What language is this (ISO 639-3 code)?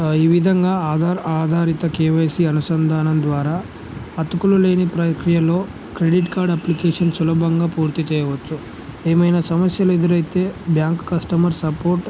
tel